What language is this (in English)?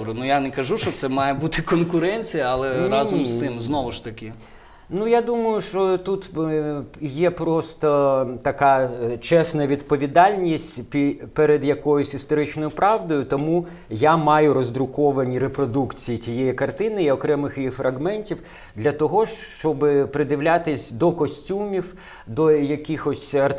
Ukrainian